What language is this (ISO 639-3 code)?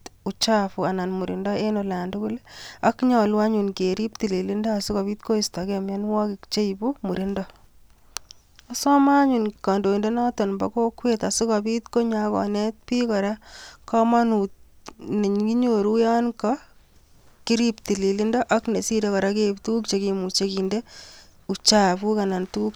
kln